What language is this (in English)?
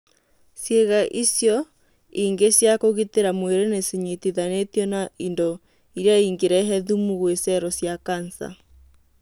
Kikuyu